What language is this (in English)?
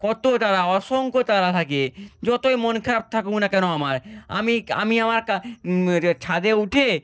Bangla